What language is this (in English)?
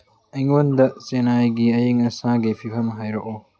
Manipuri